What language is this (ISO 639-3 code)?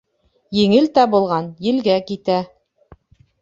bak